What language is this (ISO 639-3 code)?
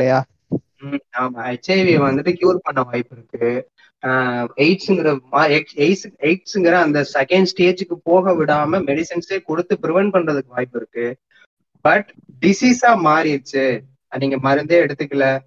tam